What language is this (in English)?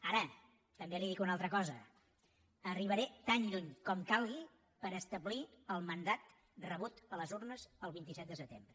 Catalan